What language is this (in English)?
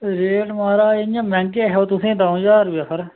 Dogri